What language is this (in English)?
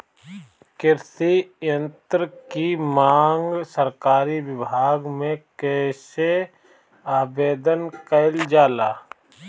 Bhojpuri